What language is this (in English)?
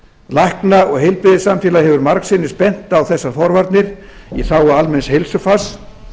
Icelandic